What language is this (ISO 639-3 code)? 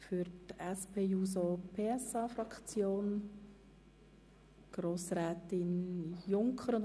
gsw